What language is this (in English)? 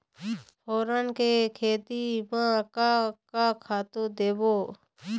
Chhattisgarhi